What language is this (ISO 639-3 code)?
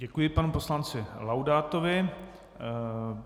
ces